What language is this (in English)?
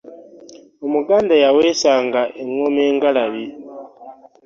Ganda